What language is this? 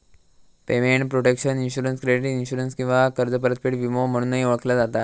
Marathi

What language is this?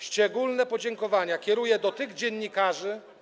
Polish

